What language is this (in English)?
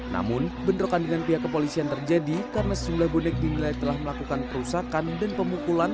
Indonesian